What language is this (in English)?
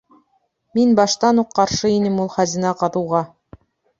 Bashkir